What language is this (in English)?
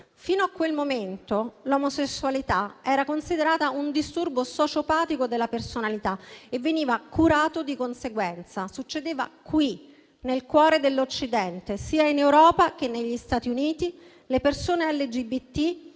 Italian